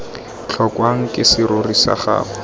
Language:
Tswana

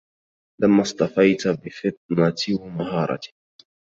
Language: Arabic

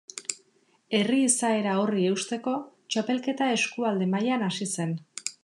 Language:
Basque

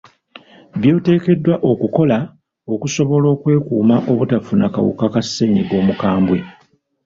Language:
Ganda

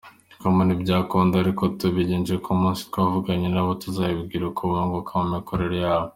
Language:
Kinyarwanda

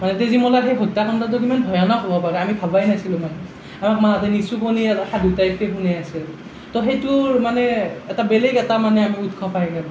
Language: Assamese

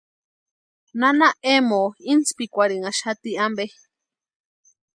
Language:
Western Highland Purepecha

